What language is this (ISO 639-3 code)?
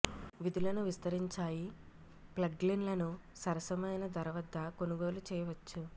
tel